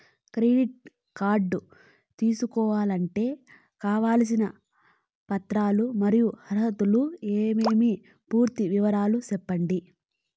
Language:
Telugu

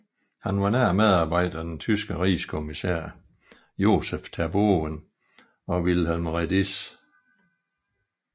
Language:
Danish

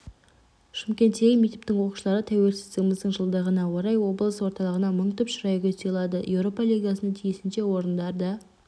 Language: Kazakh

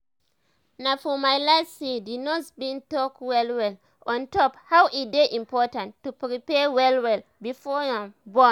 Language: Nigerian Pidgin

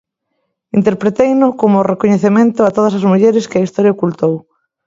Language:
Galician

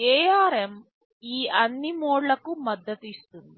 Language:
Telugu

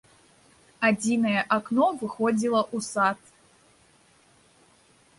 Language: Belarusian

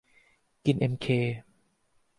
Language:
Thai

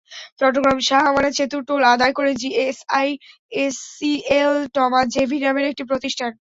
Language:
Bangla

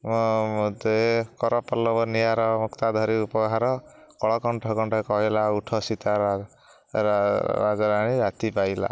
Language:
Odia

